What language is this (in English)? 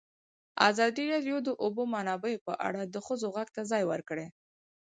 Pashto